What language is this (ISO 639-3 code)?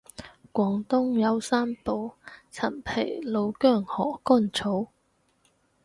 yue